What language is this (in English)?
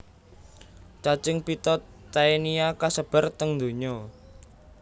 Javanese